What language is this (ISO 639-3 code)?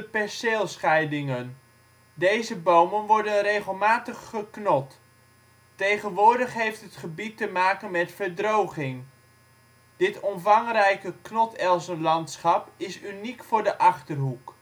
nld